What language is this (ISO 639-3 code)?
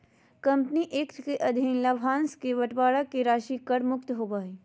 mag